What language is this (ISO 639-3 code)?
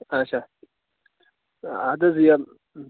kas